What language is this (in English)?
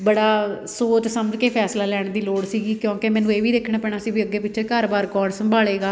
Punjabi